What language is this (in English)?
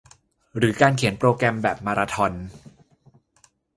Thai